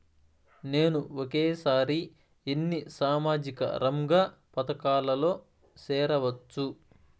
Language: Telugu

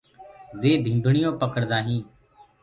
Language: Gurgula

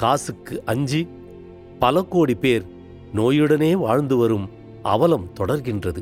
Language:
Tamil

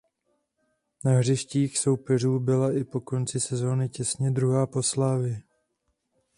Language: Czech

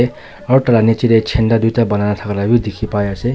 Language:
Naga Pidgin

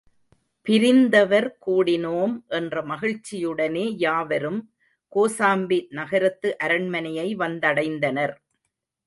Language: Tamil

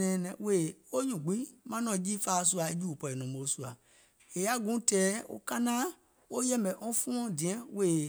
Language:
Gola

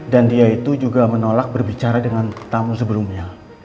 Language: Indonesian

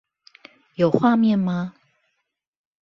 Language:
Chinese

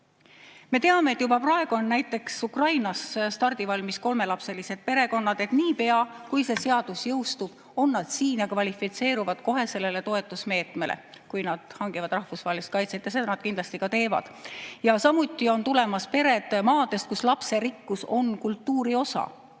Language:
Estonian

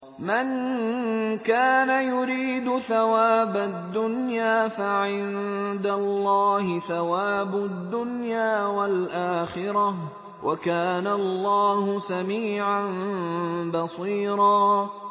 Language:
Arabic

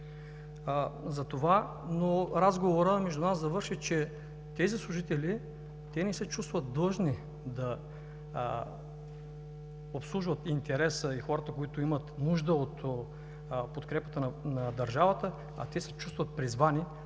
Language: Bulgarian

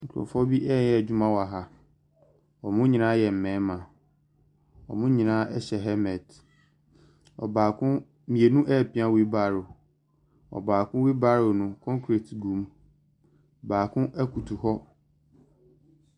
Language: Akan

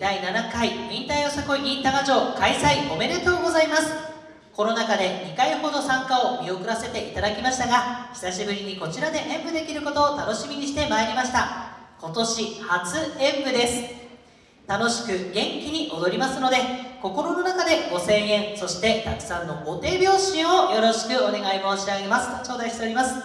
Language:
Japanese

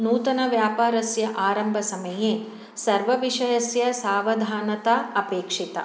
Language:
Sanskrit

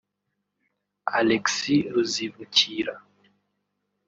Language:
Kinyarwanda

